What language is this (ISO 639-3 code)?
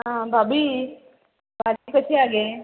kok